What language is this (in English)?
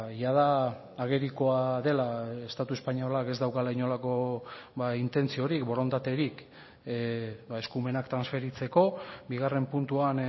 Basque